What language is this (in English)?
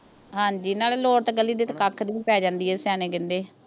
Punjabi